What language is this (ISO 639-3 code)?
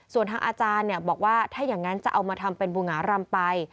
tha